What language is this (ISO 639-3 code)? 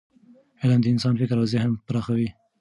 pus